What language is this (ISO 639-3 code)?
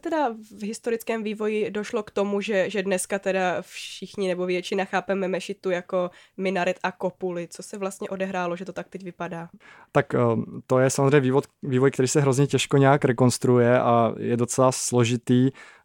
ces